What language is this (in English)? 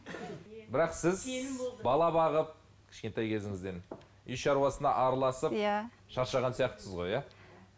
Kazakh